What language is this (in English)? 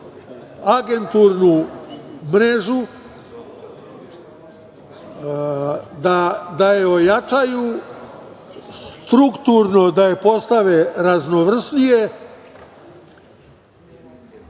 Serbian